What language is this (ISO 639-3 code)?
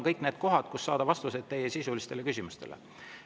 est